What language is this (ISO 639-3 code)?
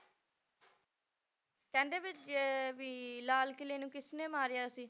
pan